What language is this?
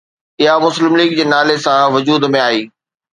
Sindhi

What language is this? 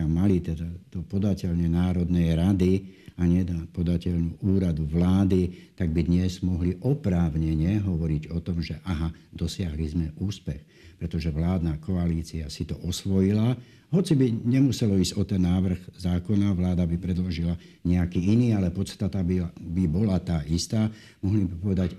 Slovak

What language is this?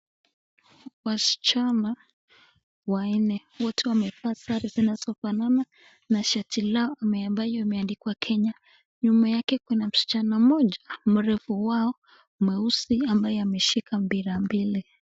Swahili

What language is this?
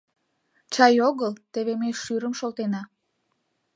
Mari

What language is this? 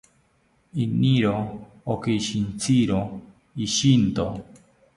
South Ucayali Ashéninka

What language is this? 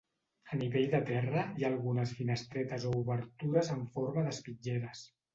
Catalan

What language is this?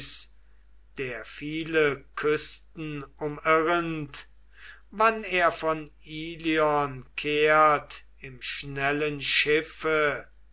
German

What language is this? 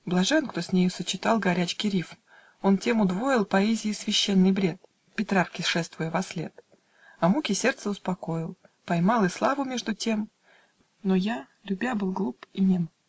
Russian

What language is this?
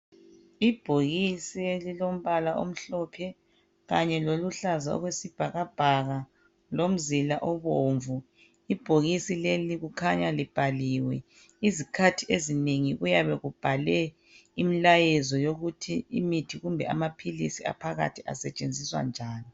North Ndebele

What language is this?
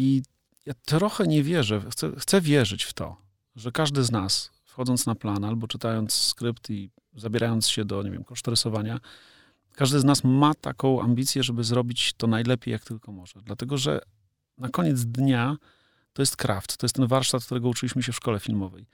Polish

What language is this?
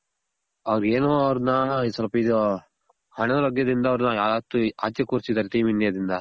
Kannada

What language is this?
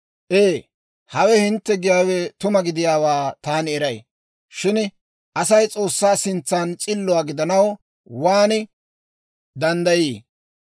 Dawro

